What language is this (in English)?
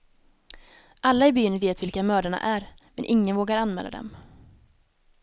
Swedish